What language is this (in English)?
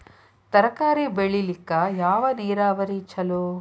Kannada